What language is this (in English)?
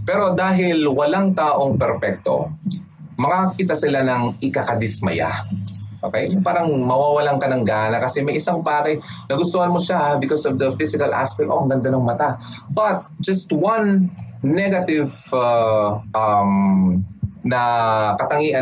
Filipino